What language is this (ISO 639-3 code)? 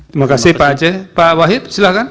ind